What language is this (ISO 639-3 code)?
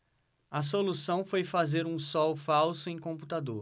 por